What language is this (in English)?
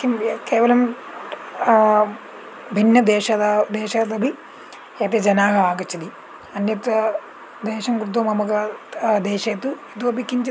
Sanskrit